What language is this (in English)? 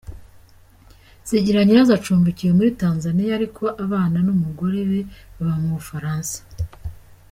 Kinyarwanda